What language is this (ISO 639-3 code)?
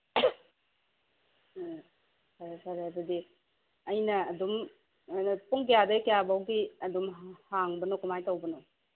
mni